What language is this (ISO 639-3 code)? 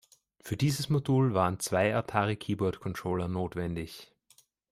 deu